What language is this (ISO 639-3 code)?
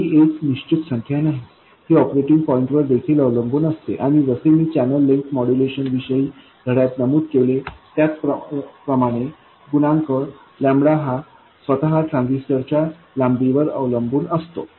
mar